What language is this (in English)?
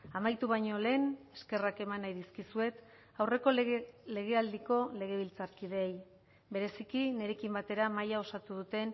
Basque